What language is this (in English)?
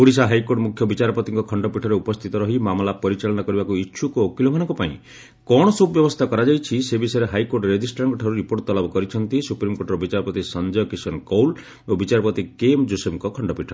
Odia